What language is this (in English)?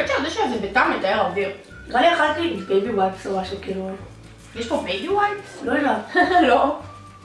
Hebrew